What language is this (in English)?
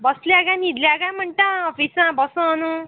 Konkani